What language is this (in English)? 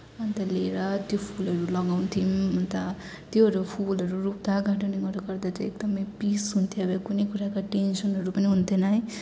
Nepali